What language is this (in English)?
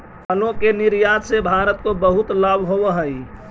Magahi